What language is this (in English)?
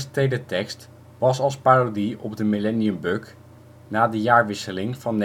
Dutch